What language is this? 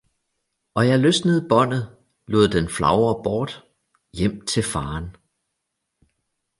Danish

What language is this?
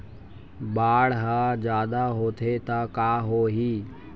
Chhattisgarhi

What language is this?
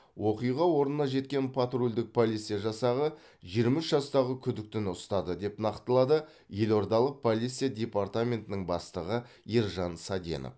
Kazakh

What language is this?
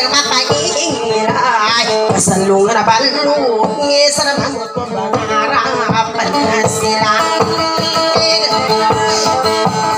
Thai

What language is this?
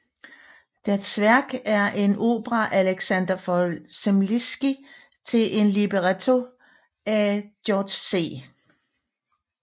Danish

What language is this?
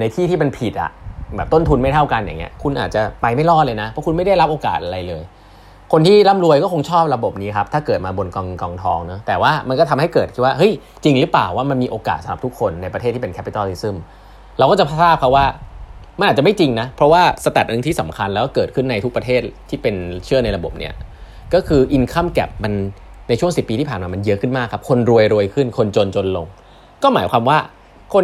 Thai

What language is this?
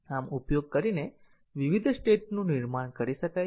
Gujarati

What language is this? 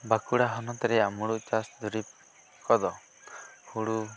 Santali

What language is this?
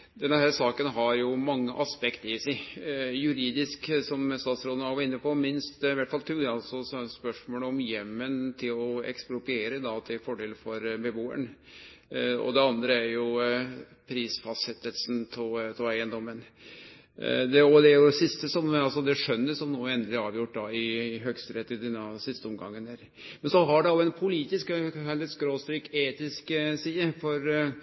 Norwegian Nynorsk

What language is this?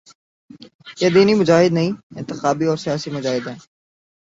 Urdu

